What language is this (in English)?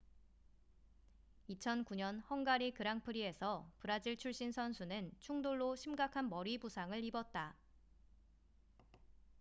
Korean